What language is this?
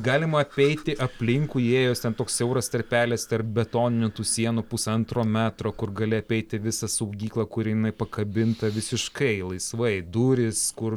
Lithuanian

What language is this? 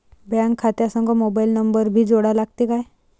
Marathi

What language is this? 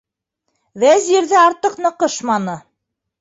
Bashkir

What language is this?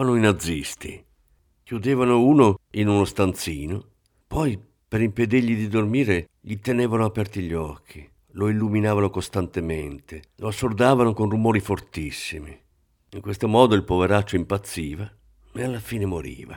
Italian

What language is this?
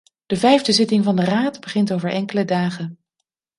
Dutch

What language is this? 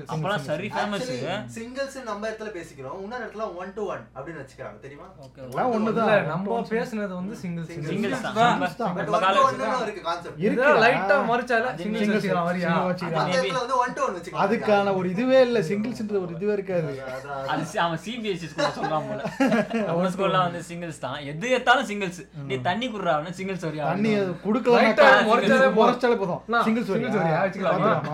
Tamil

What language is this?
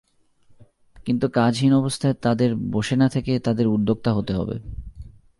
Bangla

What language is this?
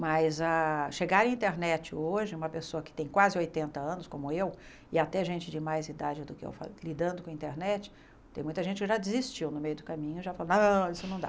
Portuguese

